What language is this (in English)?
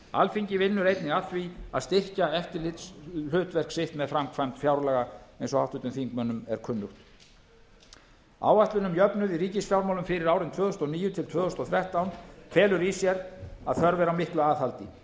Icelandic